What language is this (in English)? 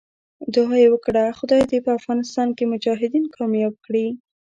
Pashto